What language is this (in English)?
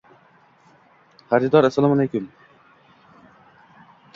Uzbek